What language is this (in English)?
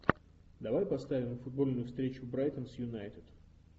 Russian